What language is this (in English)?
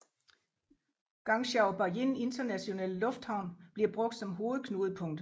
Danish